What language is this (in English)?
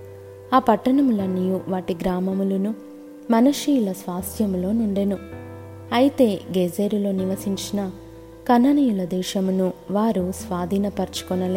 Telugu